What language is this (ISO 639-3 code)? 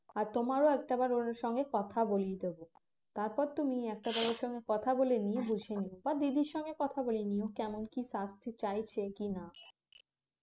ben